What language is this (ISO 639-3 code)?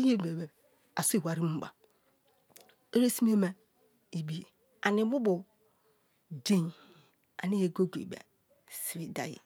ijn